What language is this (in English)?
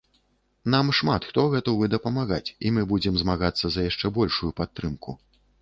Belarusian